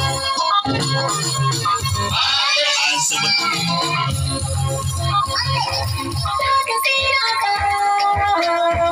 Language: English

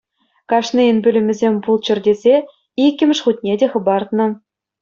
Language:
Chuvash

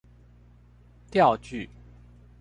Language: Chinese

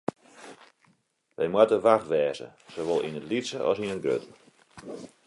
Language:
Western Frisian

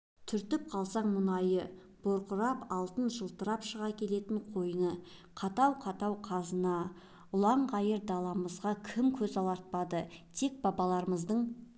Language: Kazakh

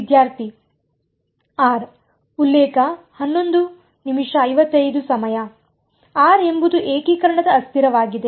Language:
Kannada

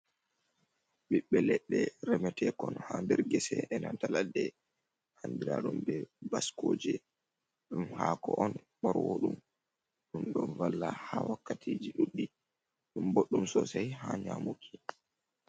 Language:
Fula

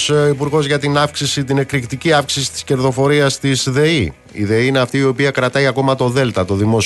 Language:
Greek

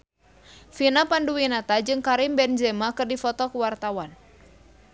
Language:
Sundanese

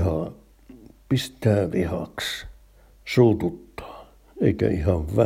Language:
Finnish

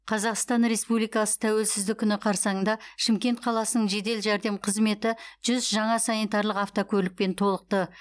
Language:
Kazakh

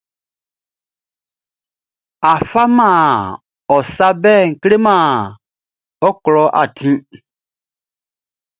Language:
Baoulé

